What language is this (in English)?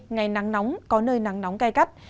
Vietnamese